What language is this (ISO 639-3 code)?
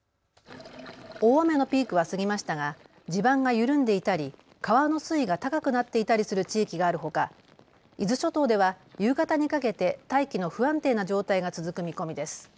jpn